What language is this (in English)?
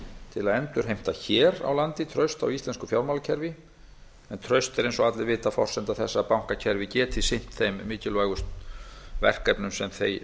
Icelandic